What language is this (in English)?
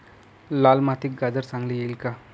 Marathi